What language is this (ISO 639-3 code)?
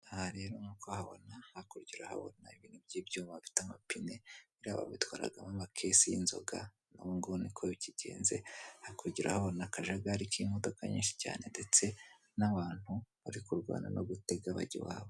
kin